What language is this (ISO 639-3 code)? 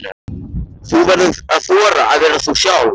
isl